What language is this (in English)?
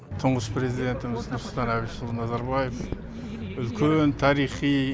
Kazakh